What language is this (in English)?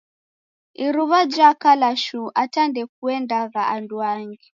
Taita